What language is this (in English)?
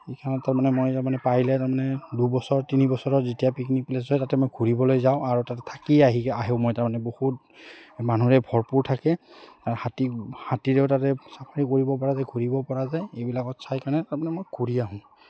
Assamese